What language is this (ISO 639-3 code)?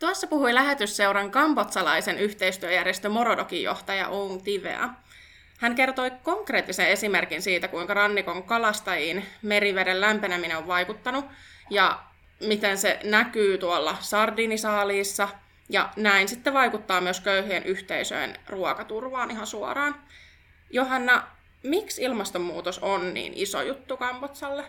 fin